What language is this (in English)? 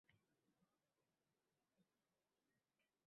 Uzbek